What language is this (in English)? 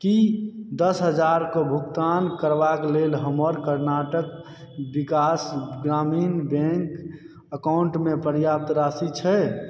Maithili